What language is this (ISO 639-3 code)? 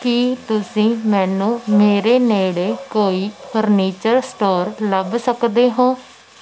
pan